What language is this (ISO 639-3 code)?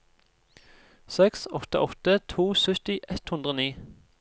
nor